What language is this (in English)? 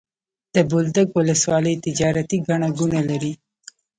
Pashto